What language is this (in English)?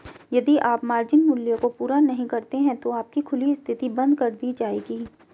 Hindi